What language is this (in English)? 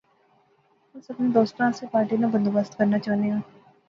Pahari-Potwari